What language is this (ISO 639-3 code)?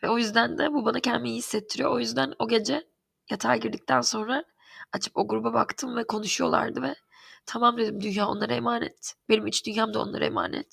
tur